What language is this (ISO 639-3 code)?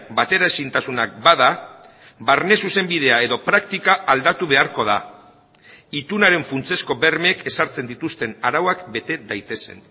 eus